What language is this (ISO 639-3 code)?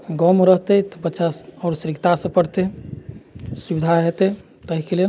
mai